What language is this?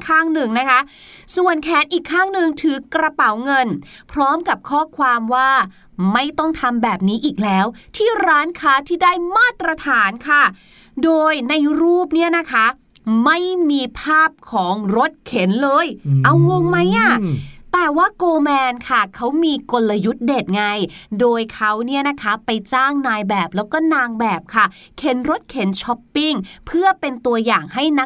Thai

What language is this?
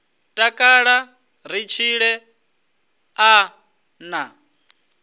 Venda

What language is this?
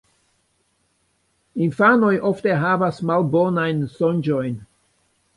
Esperanto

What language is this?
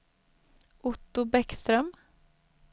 Swedish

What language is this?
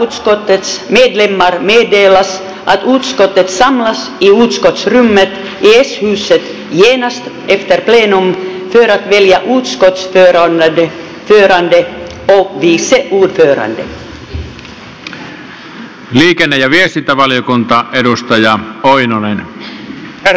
Finnish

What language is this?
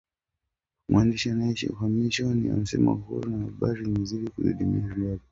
Swahili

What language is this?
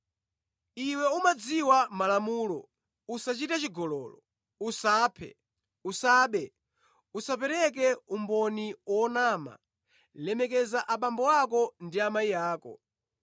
Nyanja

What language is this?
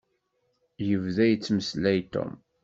Kabyle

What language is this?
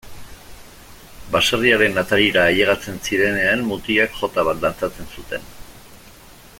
Basque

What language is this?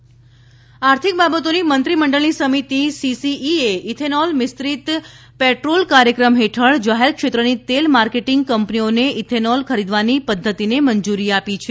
Gujarati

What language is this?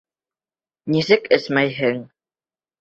Bashkir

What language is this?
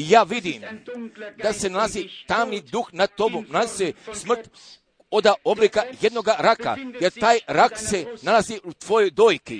Croatian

